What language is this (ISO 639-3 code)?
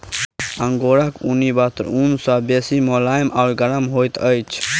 mai